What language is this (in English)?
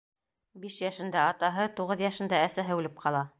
Bashkir